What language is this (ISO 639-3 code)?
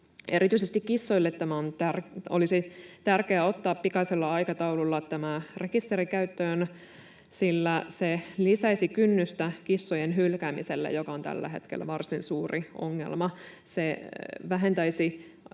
fin